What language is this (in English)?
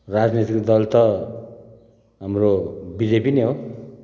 Nepali